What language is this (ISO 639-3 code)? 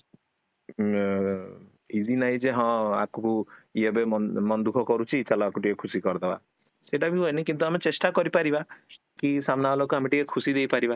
ori